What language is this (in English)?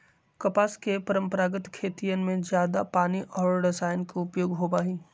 Magahi